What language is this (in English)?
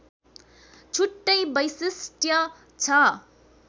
Nepali